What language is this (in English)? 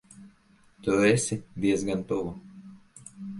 Latvian